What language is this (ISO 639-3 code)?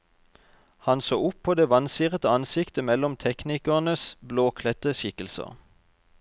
nor